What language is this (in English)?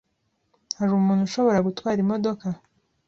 Kinyarwanda